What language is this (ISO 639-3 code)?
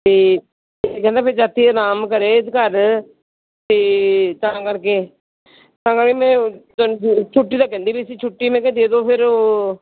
pan